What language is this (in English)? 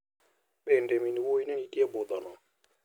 Luo (Kenya and Tanzania)